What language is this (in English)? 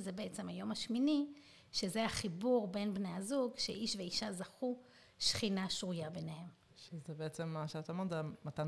Hebrew